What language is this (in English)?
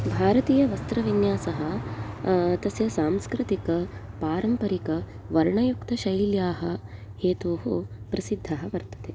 Sanskrit